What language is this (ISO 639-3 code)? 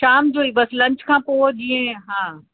snd